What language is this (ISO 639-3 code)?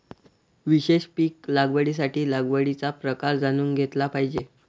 mar